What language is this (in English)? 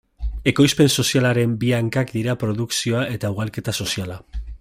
Basque